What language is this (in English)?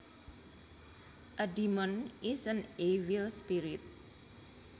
Javanese